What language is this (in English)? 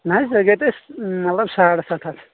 Kashmiri